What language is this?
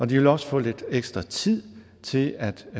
Danish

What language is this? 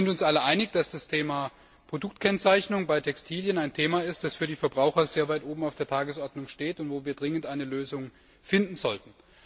German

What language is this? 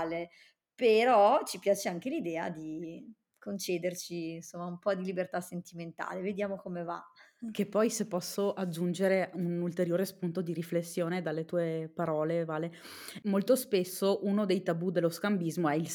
Italian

